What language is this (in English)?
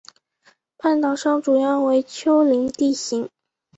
Chinese